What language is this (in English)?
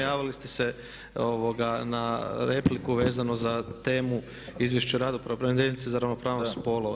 Croatian